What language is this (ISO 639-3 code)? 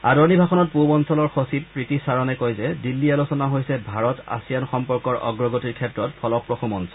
asm